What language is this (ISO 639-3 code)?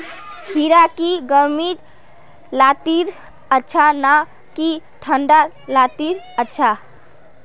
mag